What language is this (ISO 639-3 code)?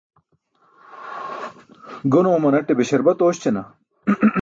bsk